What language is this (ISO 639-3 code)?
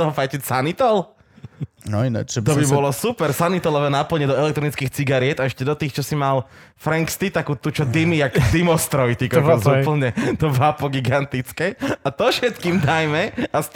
slk